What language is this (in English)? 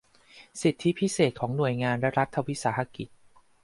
Thai